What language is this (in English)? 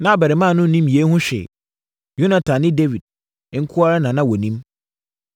Akan